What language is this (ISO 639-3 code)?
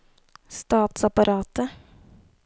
nor